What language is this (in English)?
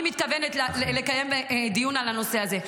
Hebrew